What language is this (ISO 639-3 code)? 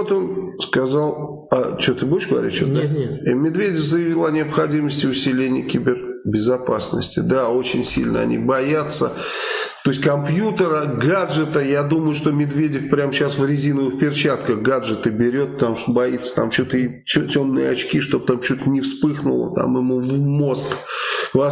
rus